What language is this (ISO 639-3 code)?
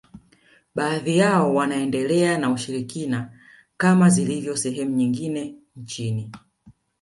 swa